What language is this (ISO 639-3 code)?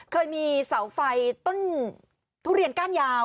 tha